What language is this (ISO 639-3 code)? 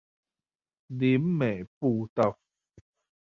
zho